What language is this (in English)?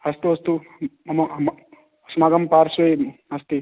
Sanskrit